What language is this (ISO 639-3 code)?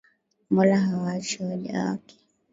swa